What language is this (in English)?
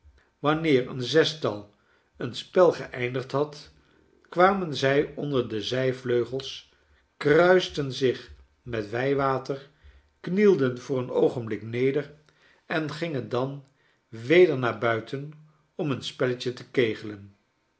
Dutch